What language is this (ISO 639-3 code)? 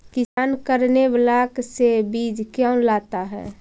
mag